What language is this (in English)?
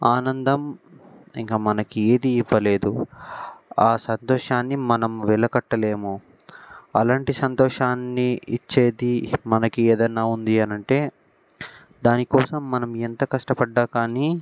Telugu